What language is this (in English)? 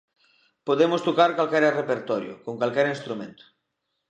Galician